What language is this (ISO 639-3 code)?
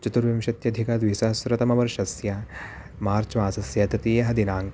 san